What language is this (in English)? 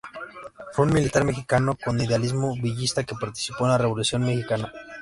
Spanish